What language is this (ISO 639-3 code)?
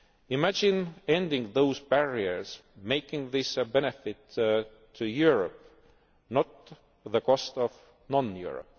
eng